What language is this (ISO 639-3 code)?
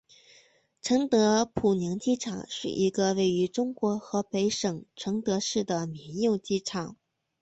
zho